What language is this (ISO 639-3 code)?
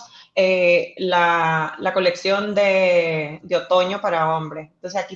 spa